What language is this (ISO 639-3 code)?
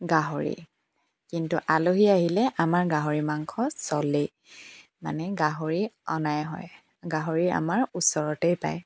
asm